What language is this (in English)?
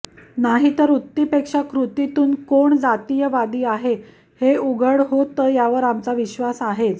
Marathi